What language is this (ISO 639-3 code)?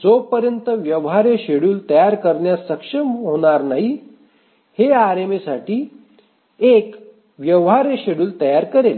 mar